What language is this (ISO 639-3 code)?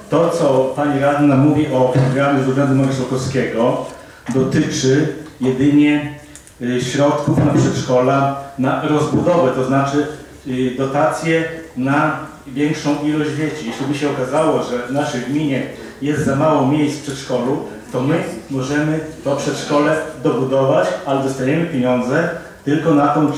pol